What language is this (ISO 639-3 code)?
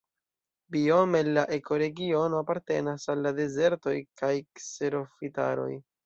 epo